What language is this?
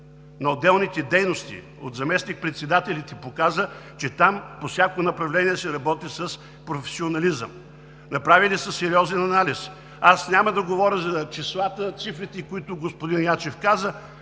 Bulgarian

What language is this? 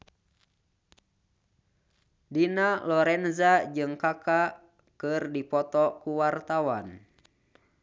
Sundanese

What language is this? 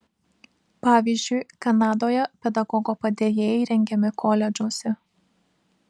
Lithuanian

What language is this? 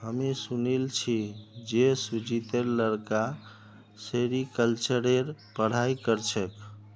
Magahi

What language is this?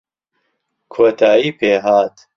Central Kurdish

